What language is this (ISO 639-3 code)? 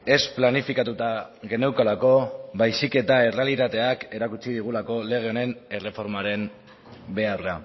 eus